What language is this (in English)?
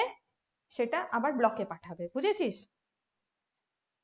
Bangla